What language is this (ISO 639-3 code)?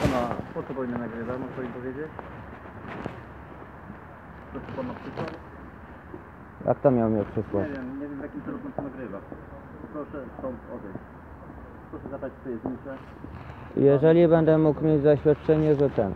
pol